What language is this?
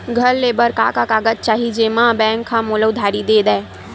Chhattisgarhi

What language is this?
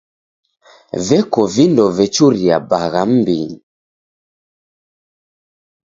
Taita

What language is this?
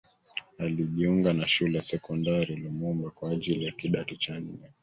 Swahili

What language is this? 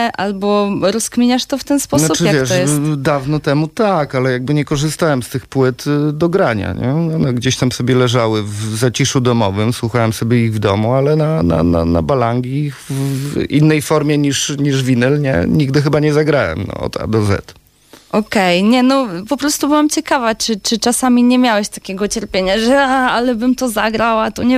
Polish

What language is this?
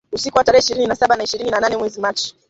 Swahili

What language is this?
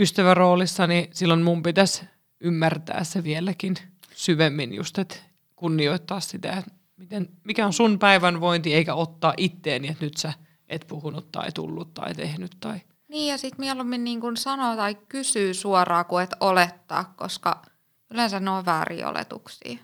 Finnish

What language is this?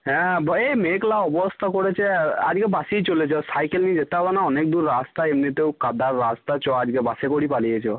Bangla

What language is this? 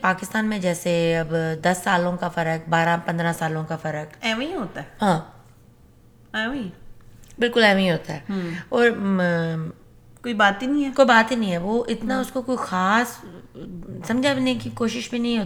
Urdu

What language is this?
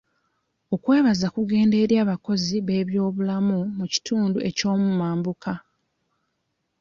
Ganda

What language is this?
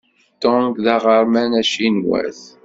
Kabyle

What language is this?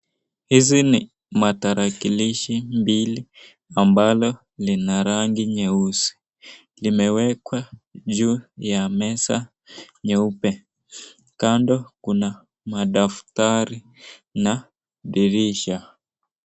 Swahili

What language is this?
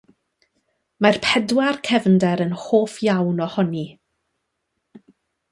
Welsh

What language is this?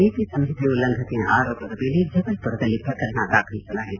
Kannada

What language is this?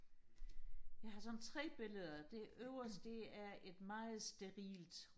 Danish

